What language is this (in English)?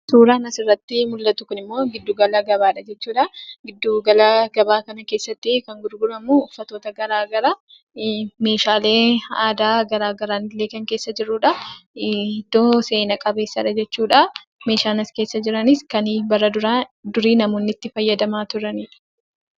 Oromo